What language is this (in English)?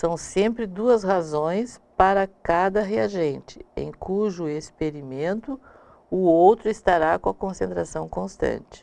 Portuguese